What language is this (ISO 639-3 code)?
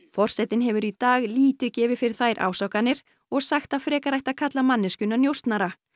isl